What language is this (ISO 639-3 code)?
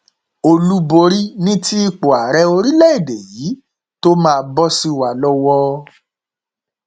yor